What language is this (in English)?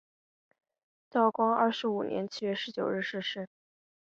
Chinese